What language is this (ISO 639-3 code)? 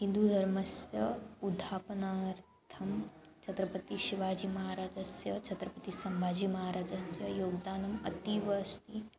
san